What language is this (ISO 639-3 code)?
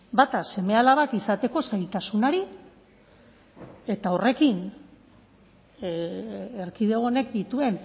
eus